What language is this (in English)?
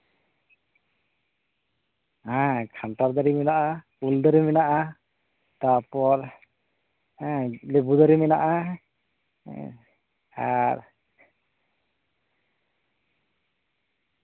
Santali